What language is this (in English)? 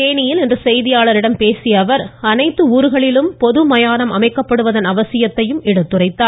Tamil